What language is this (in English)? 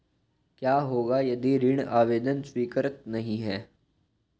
Hindi